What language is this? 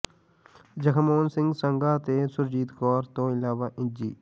Punjabi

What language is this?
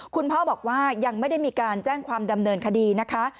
Thai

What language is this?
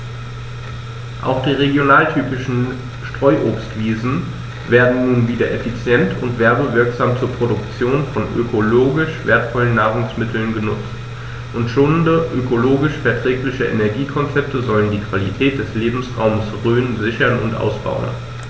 German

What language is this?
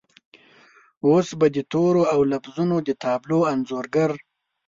Pashto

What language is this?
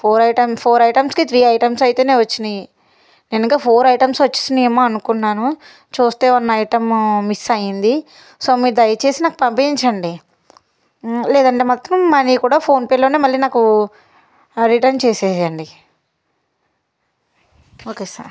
Telugu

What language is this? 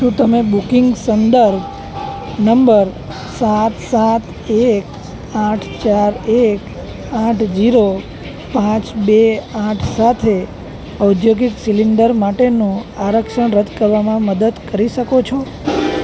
Gujarati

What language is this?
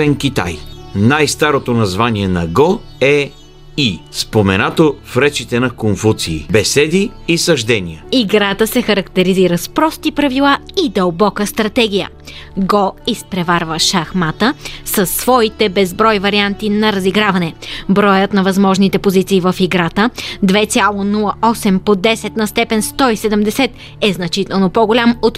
Bulgarian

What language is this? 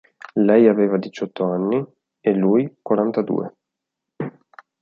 Italian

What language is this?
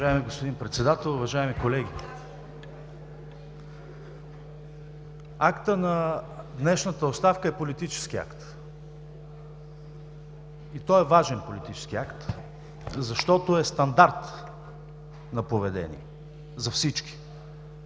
Bulgarian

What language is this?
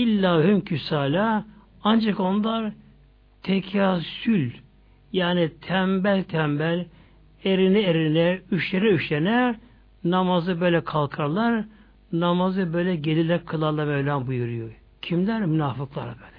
Turkish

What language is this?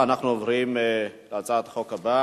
Hebrew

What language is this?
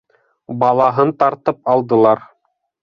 Bashkir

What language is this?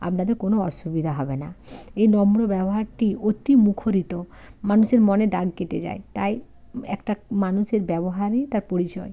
Bangla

